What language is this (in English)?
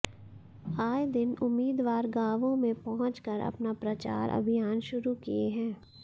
Hindi